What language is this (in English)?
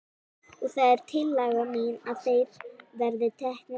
Icelandic